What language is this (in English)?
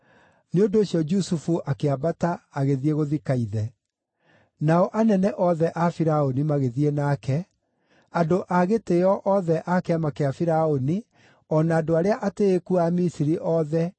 Kikuyu